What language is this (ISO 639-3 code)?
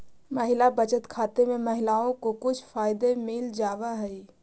mag